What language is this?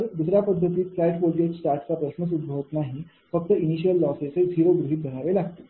Marathi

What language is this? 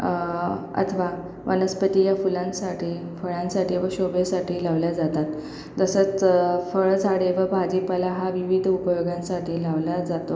Marathi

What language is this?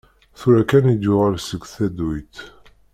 Kabyle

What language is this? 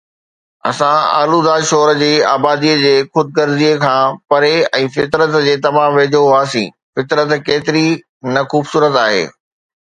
Sindhi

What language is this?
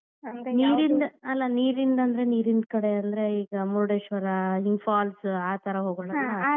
Kannada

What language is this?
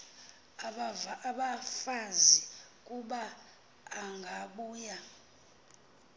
Xhosa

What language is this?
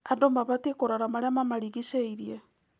Kikuyu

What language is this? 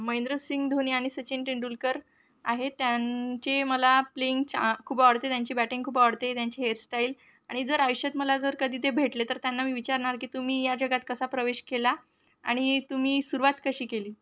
Marathi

